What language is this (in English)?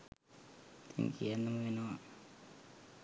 Sinhala